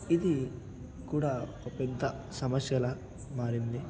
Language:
Telugu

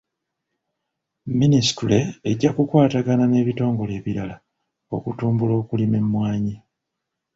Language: Ganda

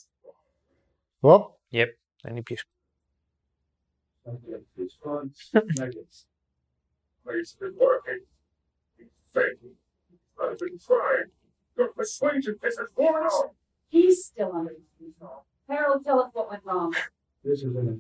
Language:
Greek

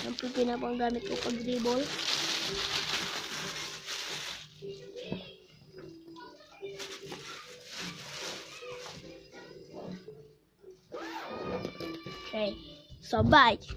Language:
Spanish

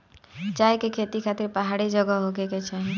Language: Bhojpuri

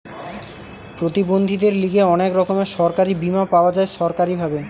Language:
Bangla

